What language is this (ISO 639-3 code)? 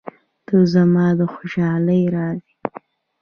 pus